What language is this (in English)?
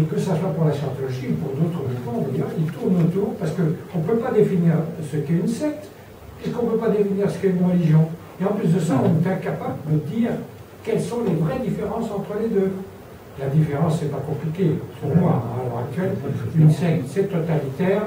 French